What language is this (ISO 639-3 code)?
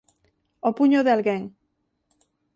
glg